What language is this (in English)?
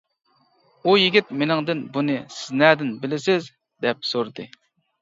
Uyghur